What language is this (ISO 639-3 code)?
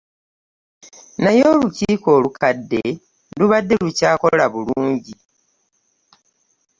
lug